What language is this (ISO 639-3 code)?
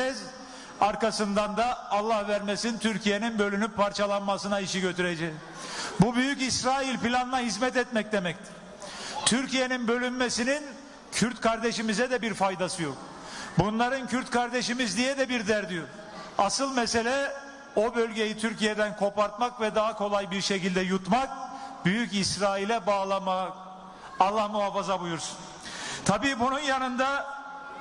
tur